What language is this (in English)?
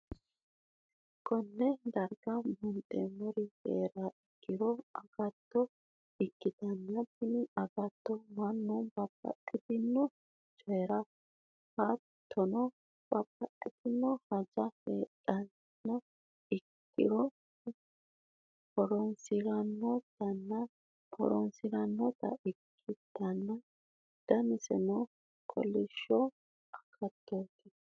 Sidamo